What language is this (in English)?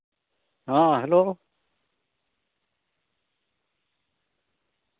Santali